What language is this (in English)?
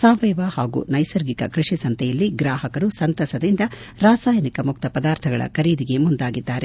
Kannada